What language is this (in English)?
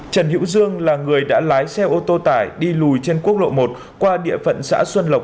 Vietnamese